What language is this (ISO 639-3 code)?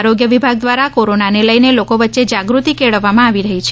guj